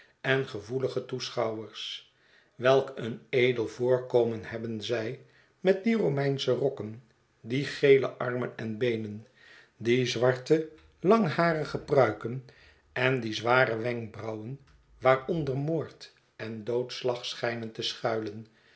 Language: Dutch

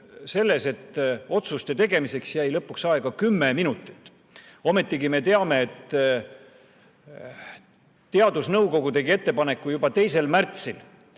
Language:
Estonian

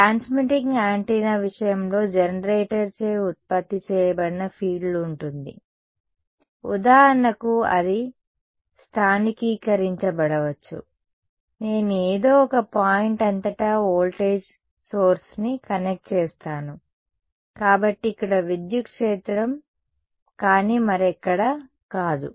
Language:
Telugu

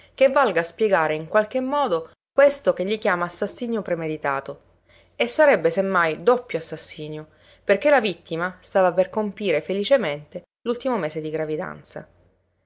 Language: Italian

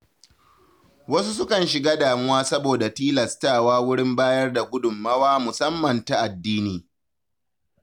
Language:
Hausa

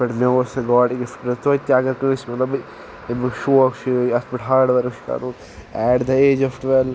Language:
Kashmiri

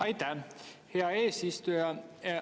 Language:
Estonian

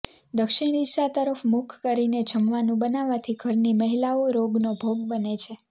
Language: Gujarati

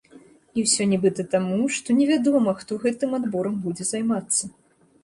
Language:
Belarusian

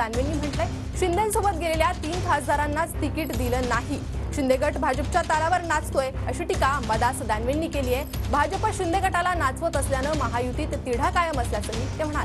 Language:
Marathi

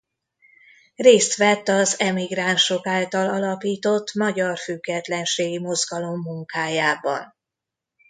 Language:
Hungarian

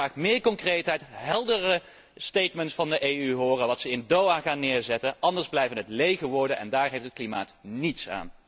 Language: Dutch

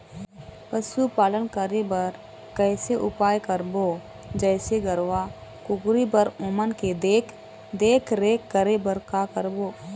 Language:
Chhattisgarhi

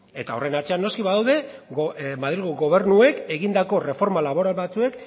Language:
Basque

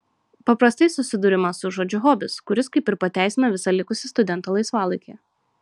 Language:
Lithuanian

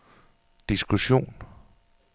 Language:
Danish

